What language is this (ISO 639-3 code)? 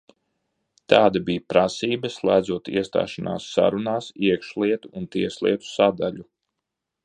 lav